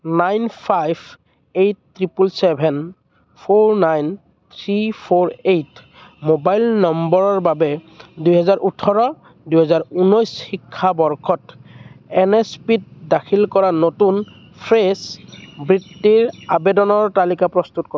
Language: Assamese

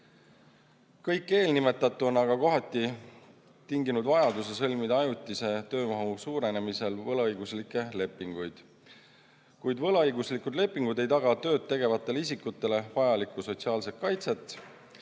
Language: Estonian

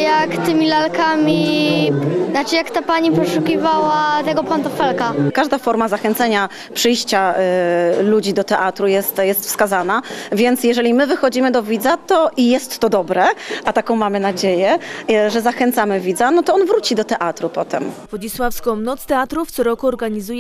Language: Polish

